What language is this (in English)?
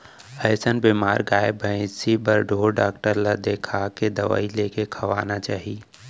Chhattisgarhi